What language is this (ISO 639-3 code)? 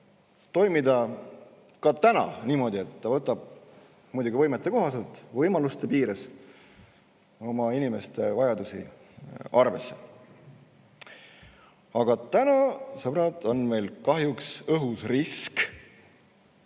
est